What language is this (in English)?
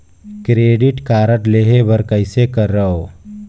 Chhattisgarhi